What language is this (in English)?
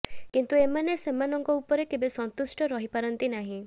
Odia